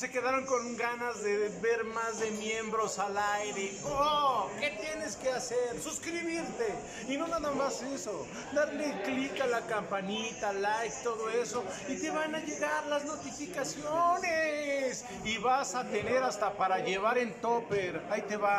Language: Spanish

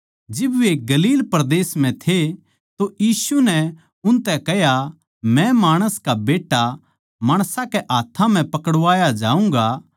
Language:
Haryanvi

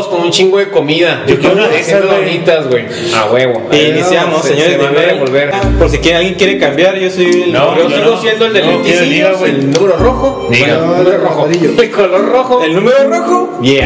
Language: Spanish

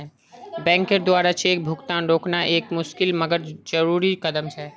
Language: Magahi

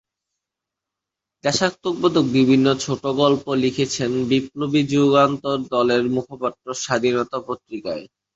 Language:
Bangla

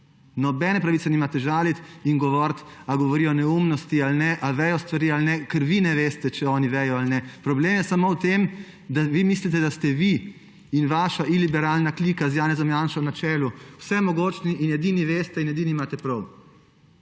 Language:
Slovenian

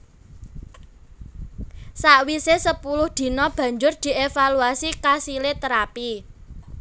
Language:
Javanese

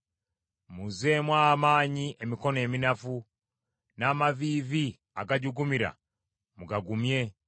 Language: Ganda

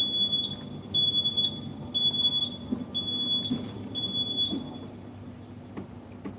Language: Malay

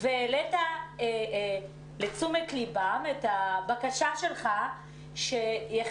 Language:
Hebrew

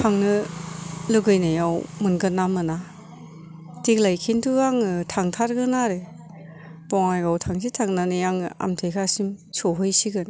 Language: Bodo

